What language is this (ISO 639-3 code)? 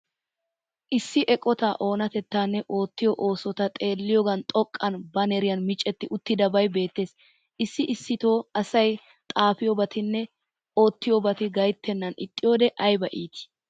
wal